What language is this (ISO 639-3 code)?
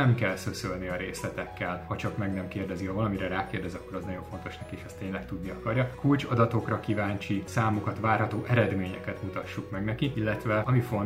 hun